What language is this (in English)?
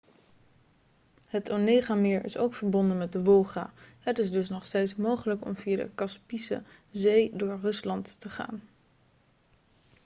Dutch